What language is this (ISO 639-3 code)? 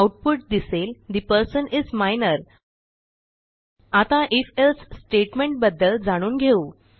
mar